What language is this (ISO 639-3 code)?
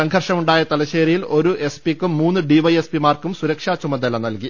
mal